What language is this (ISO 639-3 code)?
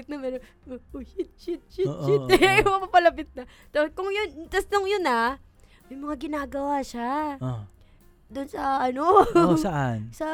fil